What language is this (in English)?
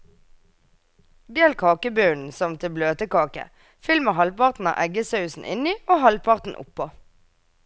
Norwegian